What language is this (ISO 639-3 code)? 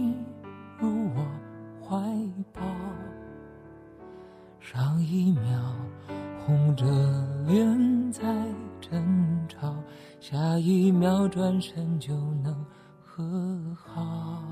zho